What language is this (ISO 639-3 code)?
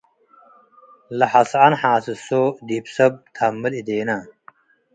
tig